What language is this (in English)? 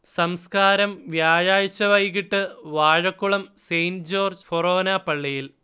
Malayalam